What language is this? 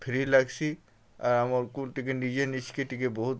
Odia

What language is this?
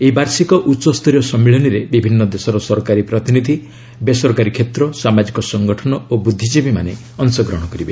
Odia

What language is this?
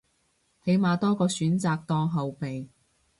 Cantonese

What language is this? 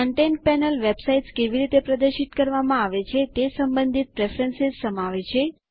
Gujarati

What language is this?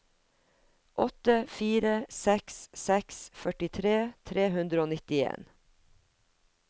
Norwegian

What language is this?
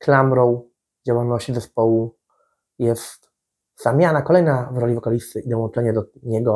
Polish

